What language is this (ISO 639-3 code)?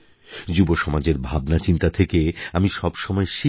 ben